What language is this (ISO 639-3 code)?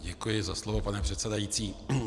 ces